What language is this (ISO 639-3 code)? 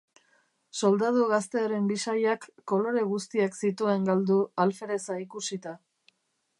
eus